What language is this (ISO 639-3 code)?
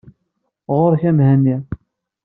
kab